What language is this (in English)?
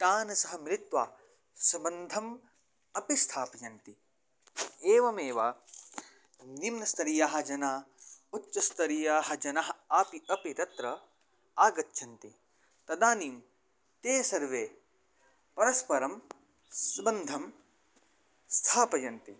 Sanskrit